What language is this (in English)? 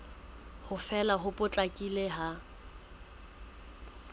Southern Sotho